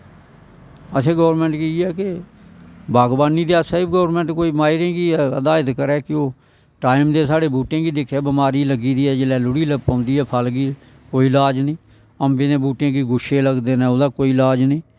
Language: Dogri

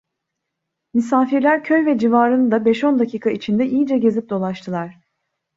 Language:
Turkish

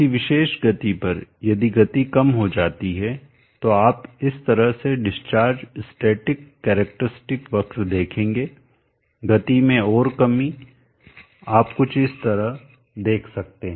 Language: Hindi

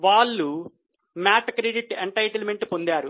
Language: Telugu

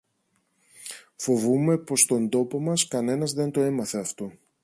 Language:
Greek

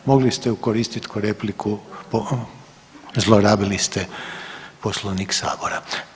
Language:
Croatian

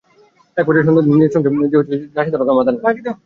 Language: Bangla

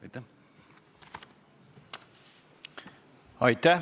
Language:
Estonian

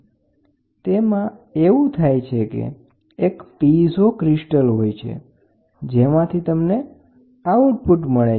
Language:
Gujarati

